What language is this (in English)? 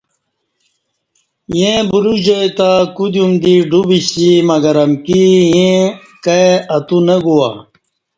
Kati